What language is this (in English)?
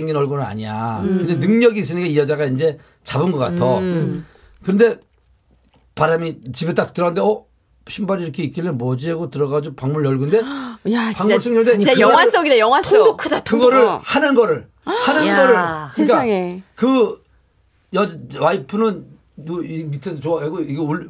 Korean